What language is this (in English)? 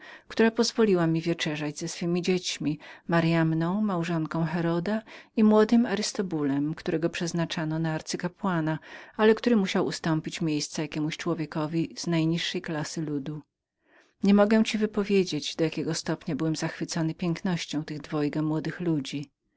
Polish